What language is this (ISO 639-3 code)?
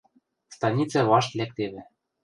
mrj